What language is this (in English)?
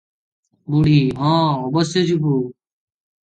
Odia